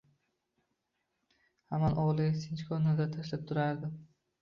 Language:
Uzbek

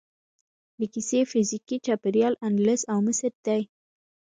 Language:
Pashto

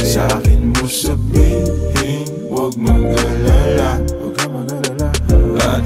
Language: Filipino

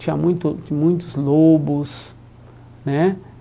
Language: Portuguese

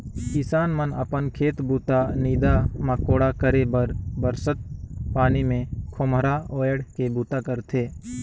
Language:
Chhattisgarhi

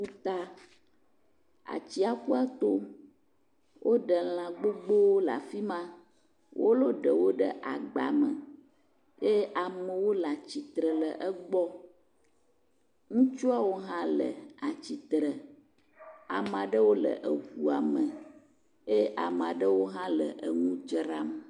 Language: Ewe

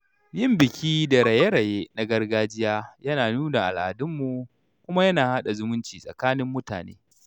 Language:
Hausa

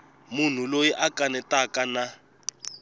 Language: Tsonga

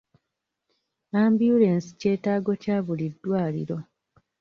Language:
Ganda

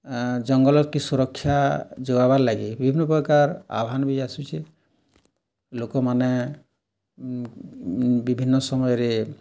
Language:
Odia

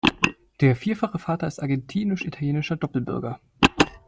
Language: German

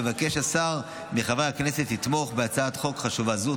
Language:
Hebrew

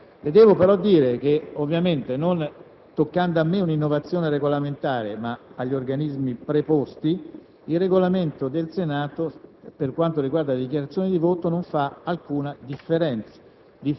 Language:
Italian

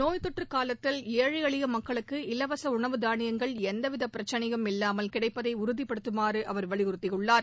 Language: Tamil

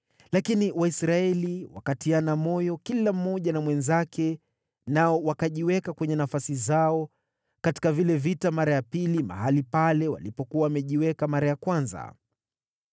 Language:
Swahili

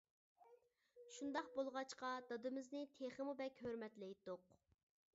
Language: Uyghur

